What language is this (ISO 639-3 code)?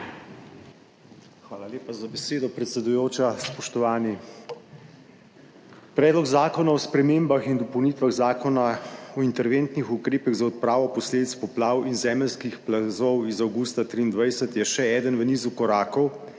slv